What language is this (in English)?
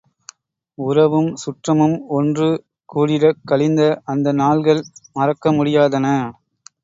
Tamil